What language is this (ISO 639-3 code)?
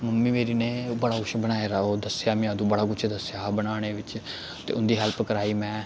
doi